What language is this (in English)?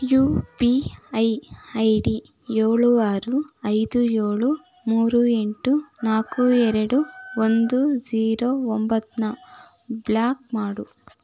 Kannada